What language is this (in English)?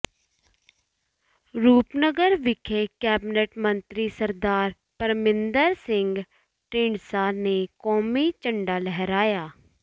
Punjabi